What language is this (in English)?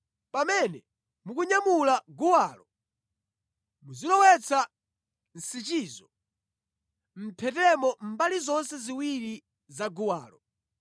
Nyanja